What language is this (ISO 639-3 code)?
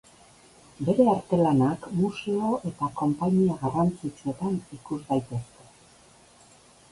eus